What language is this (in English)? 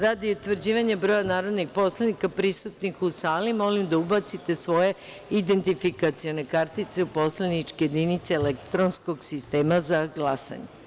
Serbian